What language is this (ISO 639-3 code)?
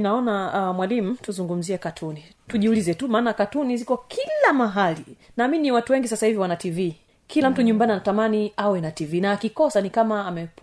swa